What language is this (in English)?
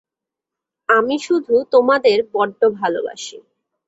Bangla